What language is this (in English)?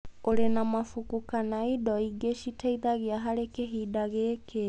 Kikuyu